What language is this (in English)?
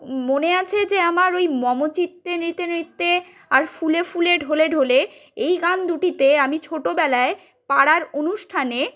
Bangla